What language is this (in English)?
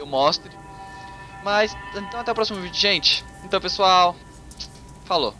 Portuguese